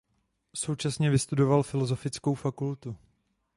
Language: Czech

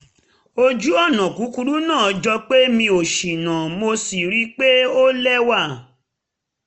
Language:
Yoruba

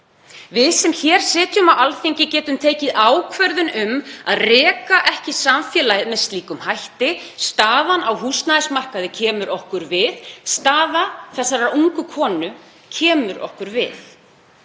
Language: Icelandic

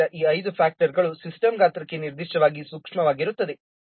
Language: Kannada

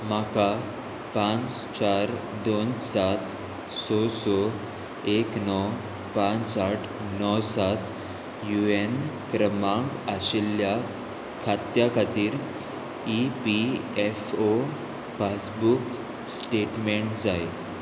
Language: Konkani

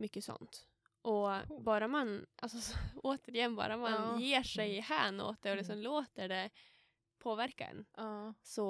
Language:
Swedish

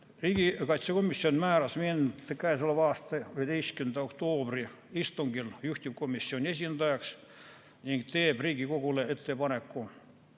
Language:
Estonian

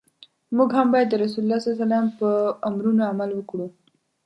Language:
Pashto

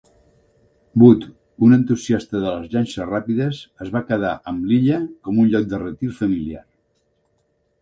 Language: Catalan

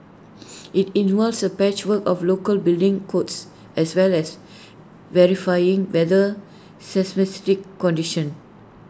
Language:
English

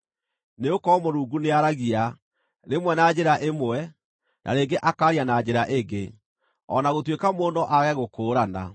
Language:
Kikuyu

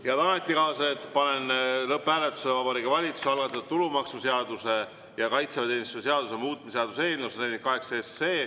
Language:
Estonian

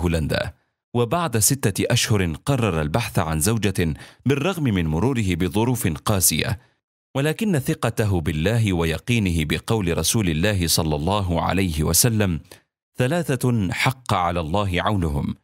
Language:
Arabic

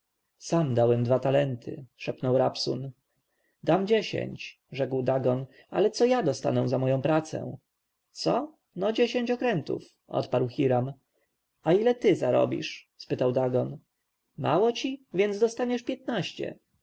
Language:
Polish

